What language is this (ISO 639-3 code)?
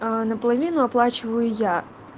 rus